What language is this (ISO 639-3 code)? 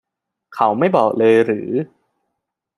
tha